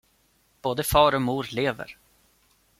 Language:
Swedish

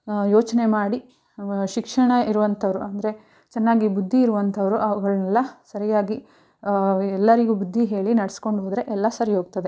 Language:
Kannada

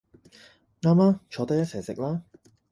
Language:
Cantonese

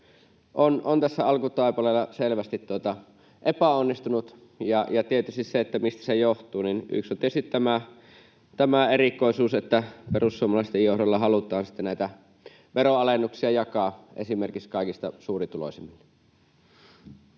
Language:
Finnish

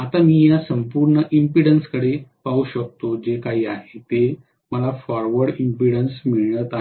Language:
Marathi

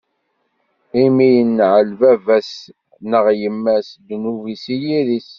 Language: Kabyle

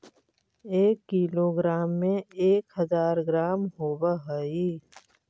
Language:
Magahi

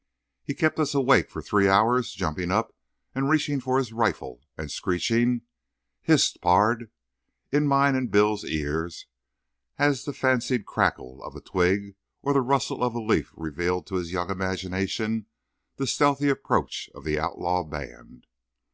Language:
English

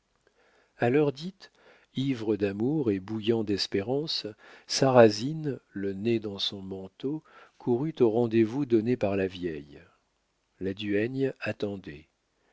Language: French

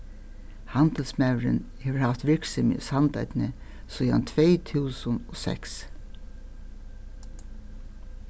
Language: Faroese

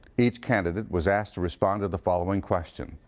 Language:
English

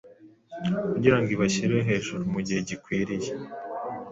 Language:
Kinyarwanda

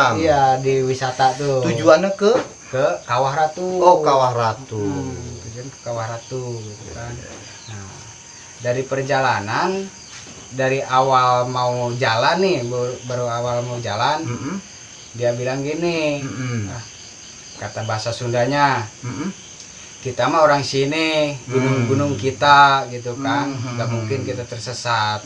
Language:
Indonesian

